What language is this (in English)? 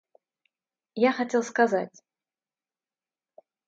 Russian